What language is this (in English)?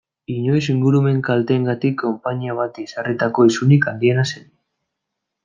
Basque